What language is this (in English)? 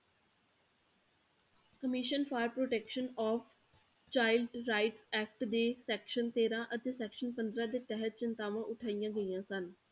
Punjabi